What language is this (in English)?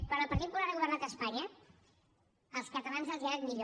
Catalan